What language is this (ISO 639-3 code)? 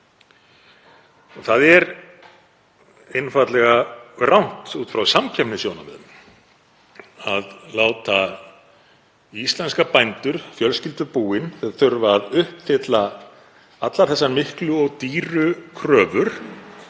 isl